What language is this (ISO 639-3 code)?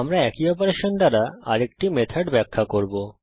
ben